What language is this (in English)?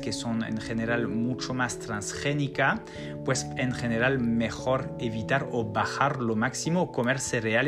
Spanish